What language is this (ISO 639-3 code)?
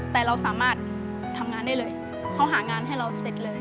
tha